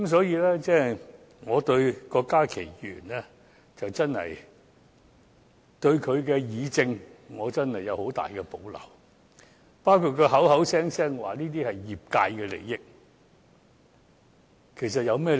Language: Cantonese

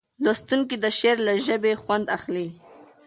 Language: Pashto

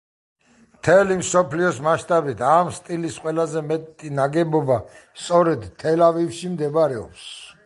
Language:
Georgian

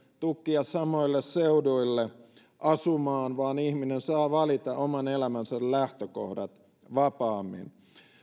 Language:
Finnish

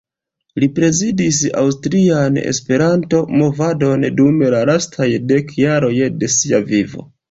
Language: Esperanto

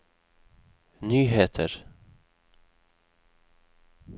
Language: Norwegian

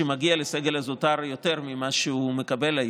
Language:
Hebrew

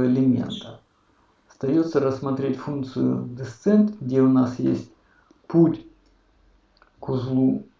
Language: Russian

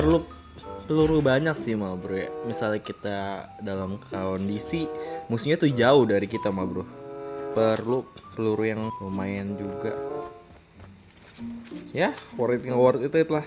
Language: Indonesian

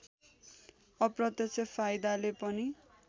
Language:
Nepali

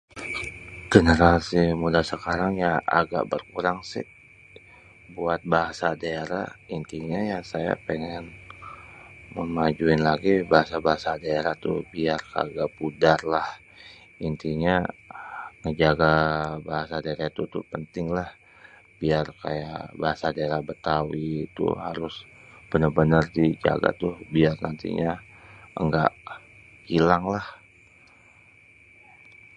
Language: Betawi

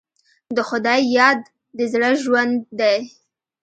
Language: Pashto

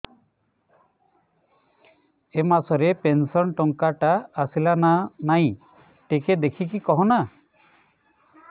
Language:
Odia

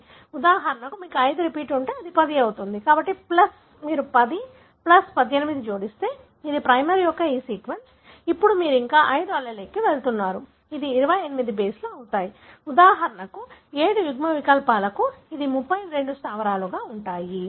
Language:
Telugu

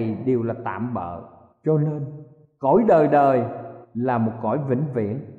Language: Vietnamese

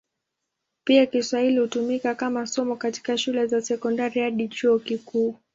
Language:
Swahili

